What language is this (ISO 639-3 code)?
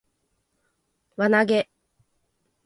jpn